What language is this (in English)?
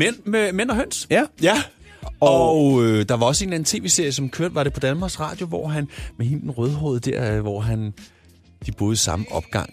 Danish